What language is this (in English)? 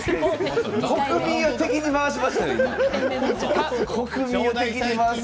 Japanese